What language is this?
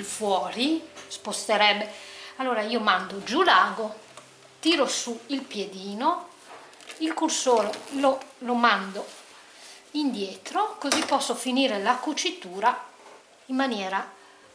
Italian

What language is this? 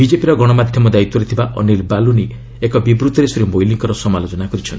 Odia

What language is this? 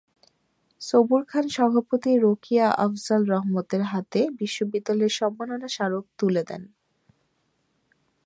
Bangla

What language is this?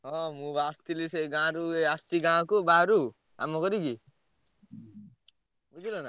Odia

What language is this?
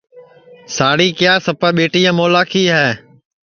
Sansi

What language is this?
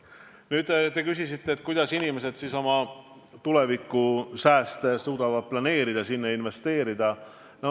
Estonian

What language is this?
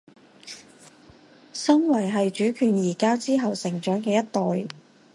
Cantonese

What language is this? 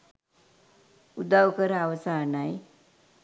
Sinhala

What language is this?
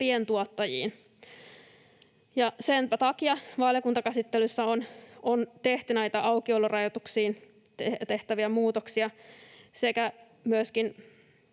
Finnish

